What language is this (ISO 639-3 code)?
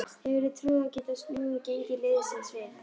isl